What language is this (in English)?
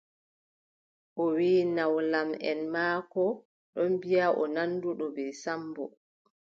Adamawa Fulfulde